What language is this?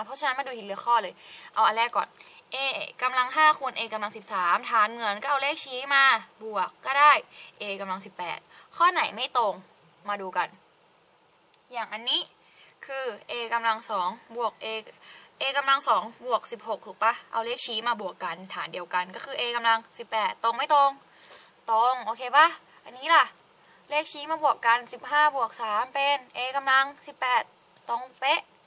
Thai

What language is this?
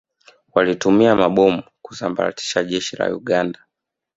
Swahili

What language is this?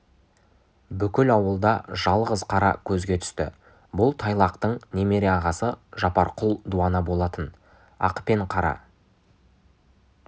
Kazakh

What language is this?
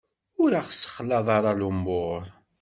Kabyle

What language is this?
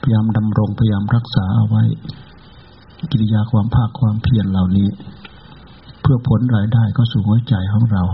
Thai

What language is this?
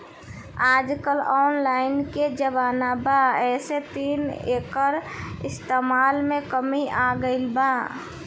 Bhojpuri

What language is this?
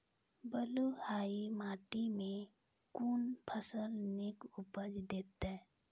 Maithili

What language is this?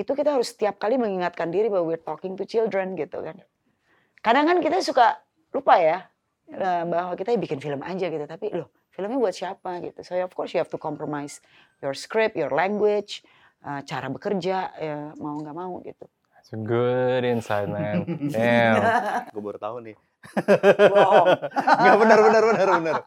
Indonesian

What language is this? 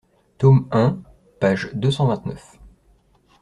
French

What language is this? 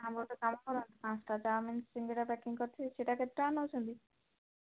Odia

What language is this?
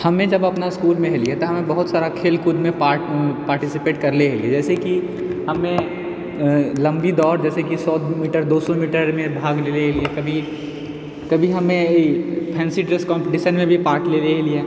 Maithili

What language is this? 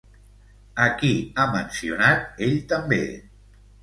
Catalan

